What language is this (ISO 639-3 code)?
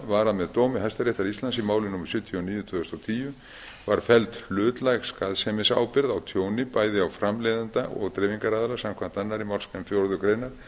isl